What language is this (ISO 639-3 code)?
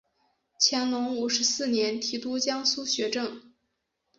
zho